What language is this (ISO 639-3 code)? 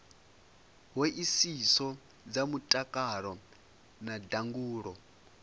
ven